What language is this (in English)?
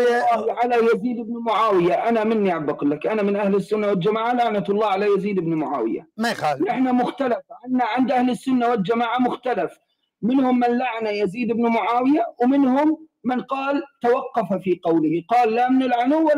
Arabic